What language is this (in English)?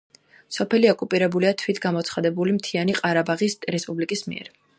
Georgian